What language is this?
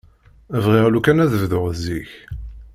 Kabyle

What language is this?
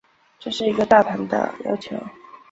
Chinese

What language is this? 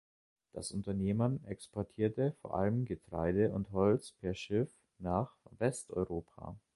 German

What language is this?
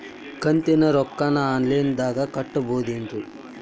Kannada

